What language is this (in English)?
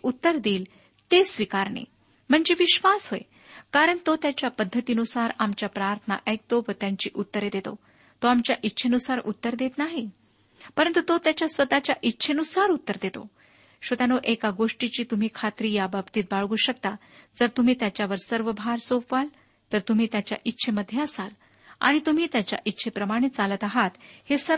Marathi